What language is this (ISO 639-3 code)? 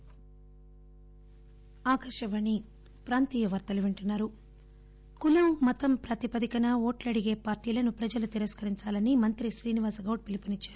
tel